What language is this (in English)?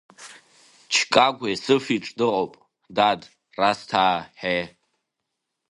Abkhazian